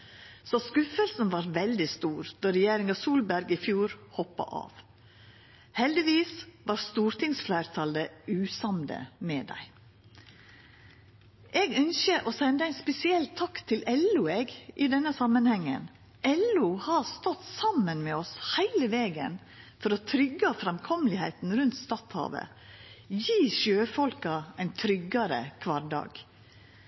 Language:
Norwegian Nynorsk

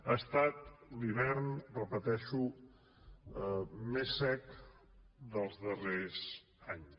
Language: Catalan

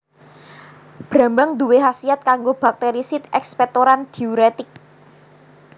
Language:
Javanese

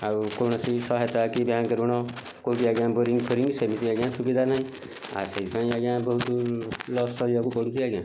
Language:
Odia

